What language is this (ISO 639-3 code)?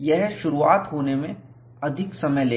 hin